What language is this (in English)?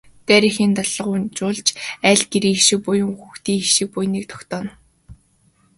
Mongolian